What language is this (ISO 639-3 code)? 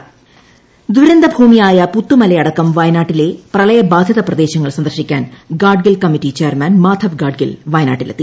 mal